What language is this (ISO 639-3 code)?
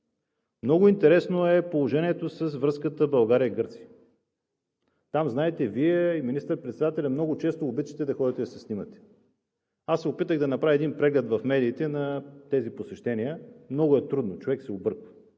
bul